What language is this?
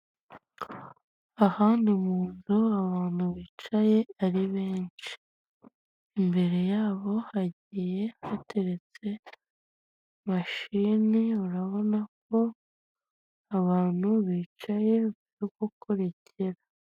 Kinyarwanda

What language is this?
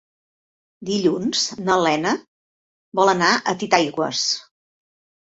Catalan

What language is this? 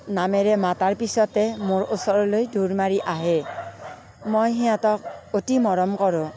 Assamese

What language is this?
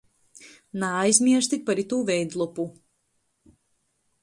Latgalian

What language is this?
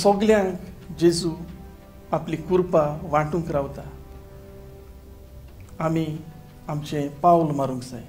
Hindi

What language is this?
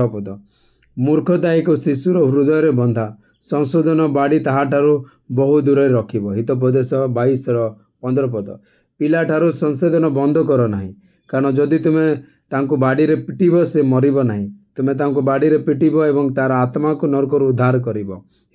Hindi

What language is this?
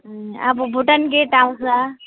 Nepali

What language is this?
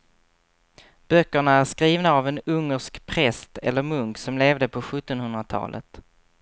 Swedish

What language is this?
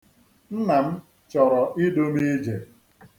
Igbo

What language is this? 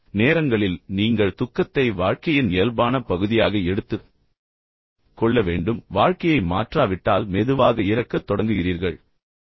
Tamil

